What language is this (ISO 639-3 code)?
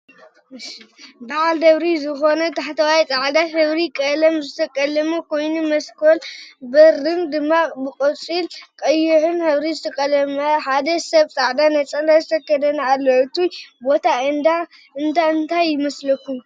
tir